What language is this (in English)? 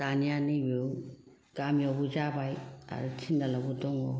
Bodo